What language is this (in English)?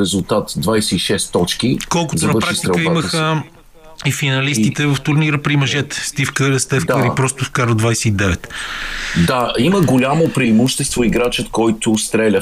Bulgarian